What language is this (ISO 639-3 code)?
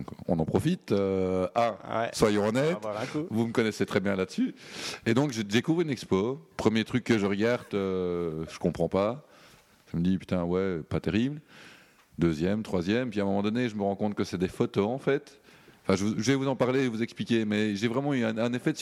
fra